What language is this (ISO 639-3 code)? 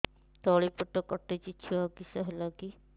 ori